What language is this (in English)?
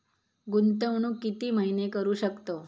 Marathi